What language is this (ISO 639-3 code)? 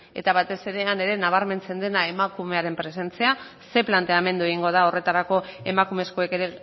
eus